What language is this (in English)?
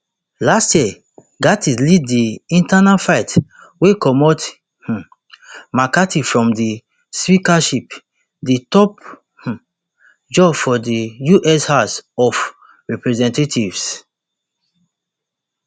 Nigerian Pidgin